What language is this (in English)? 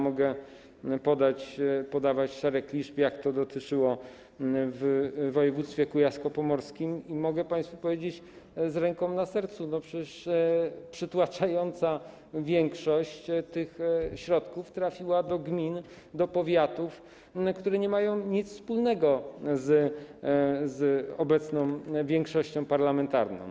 Polish